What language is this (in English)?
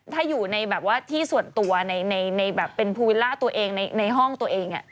Thai